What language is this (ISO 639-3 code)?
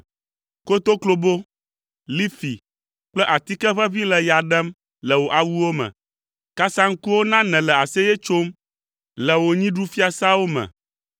ewe